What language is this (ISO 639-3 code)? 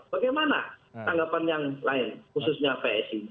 ind